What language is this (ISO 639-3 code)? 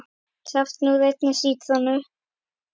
isl